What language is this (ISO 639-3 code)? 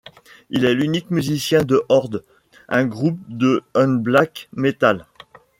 fra